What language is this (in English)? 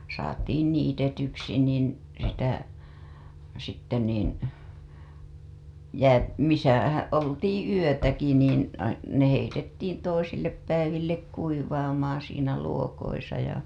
Finnish